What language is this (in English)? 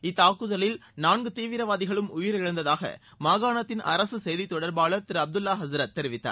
Tamil